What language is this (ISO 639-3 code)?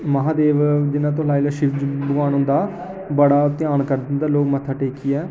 doi